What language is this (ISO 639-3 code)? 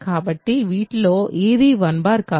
tel